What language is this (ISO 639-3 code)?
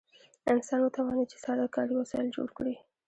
pus